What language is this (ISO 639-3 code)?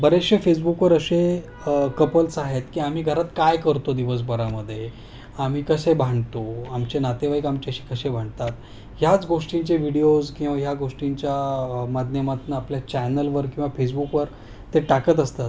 mar